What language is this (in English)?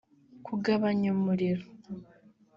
Kinyarwanda